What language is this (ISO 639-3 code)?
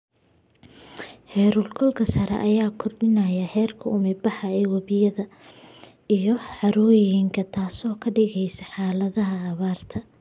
som